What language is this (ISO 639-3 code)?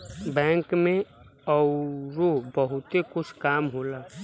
bho